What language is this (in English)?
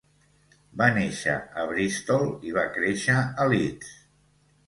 Catalan